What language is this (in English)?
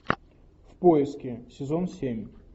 Russian